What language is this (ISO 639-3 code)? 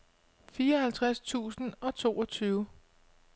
dan